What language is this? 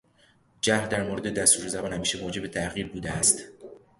Persian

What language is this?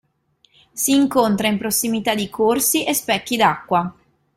Italian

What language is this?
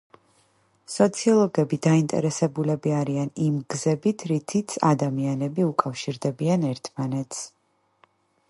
Georgian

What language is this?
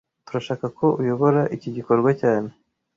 Kinyarwanda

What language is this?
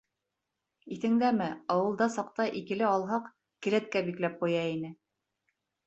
Bashkir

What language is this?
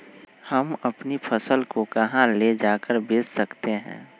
Magahi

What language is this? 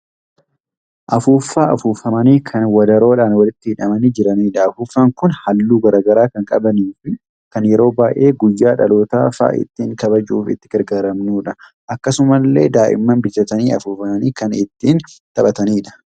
Oromo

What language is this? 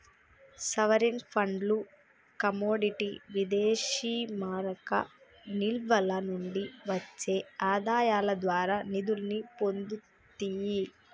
Telugu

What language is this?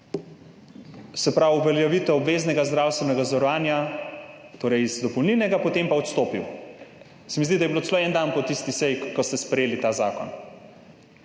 Slovenian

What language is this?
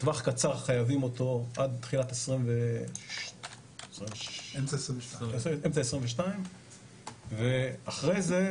Hebrew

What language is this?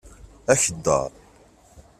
Kabyle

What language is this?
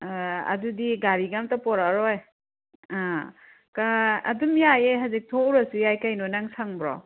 Manipuri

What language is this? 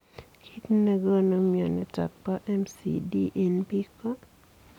Kalenjin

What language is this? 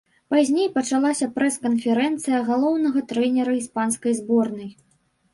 Belarusian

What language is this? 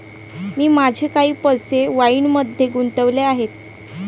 Marathi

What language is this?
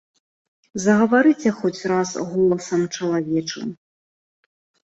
Belarusian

